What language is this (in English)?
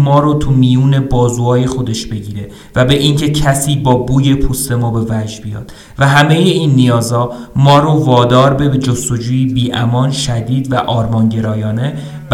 Persian